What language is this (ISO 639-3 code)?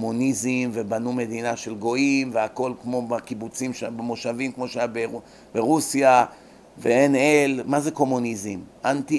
heb